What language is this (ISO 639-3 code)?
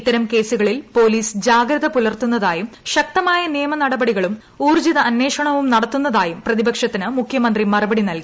mal